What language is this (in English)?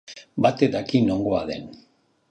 Basque